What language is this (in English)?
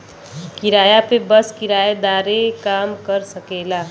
Bhojpuri